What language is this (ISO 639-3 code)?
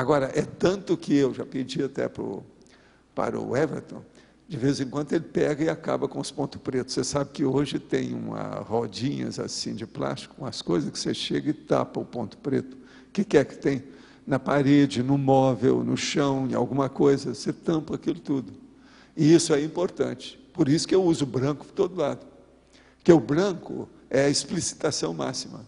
por